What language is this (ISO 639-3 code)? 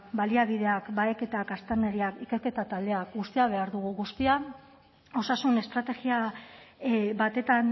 eus